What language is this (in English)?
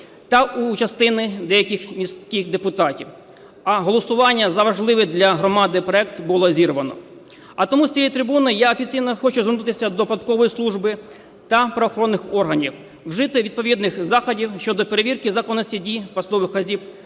Ukrainian